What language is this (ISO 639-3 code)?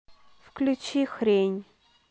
rus